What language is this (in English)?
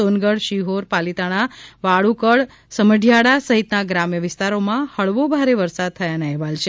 Gujarati